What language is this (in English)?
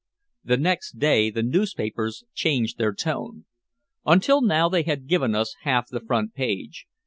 English